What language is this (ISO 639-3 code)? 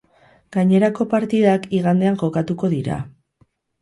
eus